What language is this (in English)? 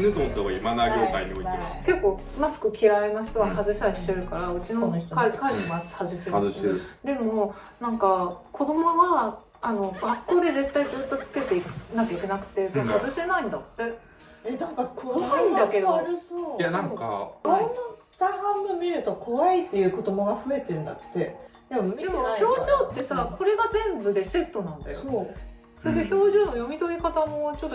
Japanese